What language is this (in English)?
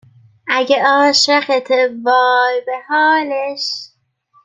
Persian